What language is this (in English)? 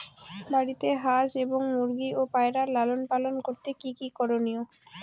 Bangla